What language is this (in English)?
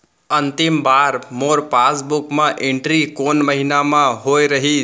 Chhattisgarhi